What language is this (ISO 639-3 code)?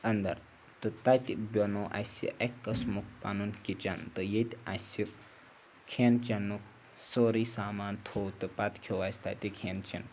kas